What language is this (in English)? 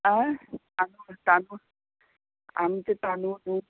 Konkani